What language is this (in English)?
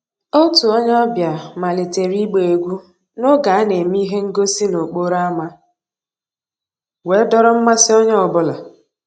Igbo